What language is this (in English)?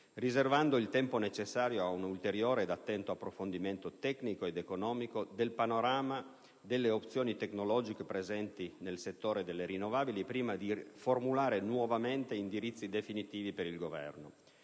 Italian